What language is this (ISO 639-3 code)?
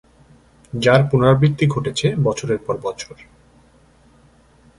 ben